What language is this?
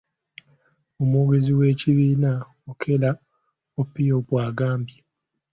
Ganda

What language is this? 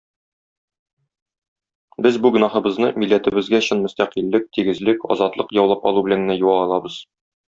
Tatar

